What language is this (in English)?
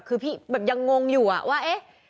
Thai